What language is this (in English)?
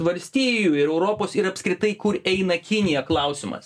Lithuanian